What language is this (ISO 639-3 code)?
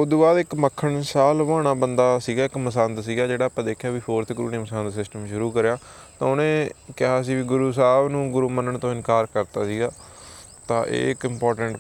pan